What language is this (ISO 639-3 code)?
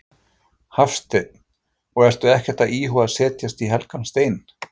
isl